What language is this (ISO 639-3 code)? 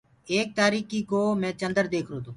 ggg